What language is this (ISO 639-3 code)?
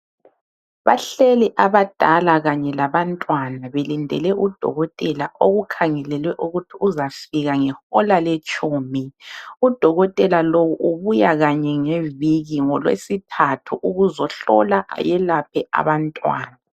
nde